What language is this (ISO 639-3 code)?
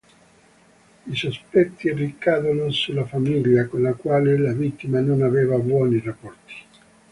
ita